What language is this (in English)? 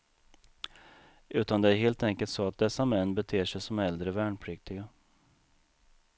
Swedish